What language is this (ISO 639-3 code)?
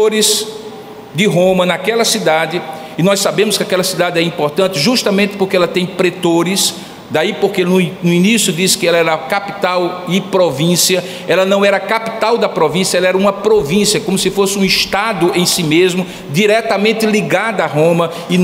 por